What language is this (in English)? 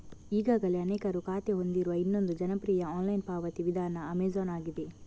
Kannada